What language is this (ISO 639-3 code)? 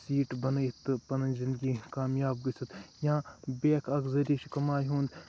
kas